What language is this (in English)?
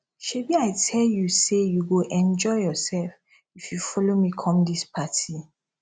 Nigerian Pidgin